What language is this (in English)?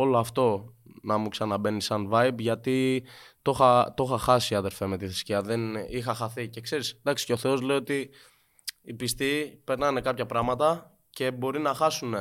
Greek